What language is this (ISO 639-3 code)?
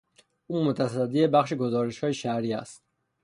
fas